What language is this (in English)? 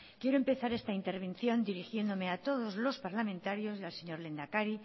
Spanish